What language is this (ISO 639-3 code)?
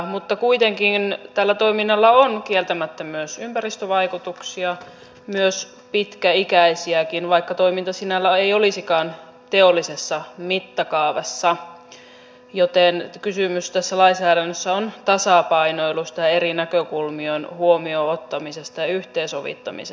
fin